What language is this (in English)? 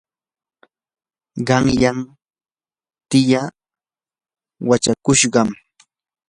Yanahuanca Pasco Quechua